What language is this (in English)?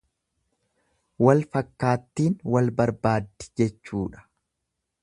Oromo